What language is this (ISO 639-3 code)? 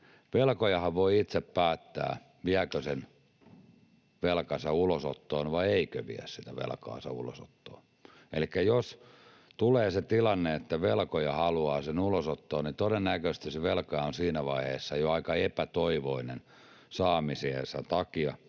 fin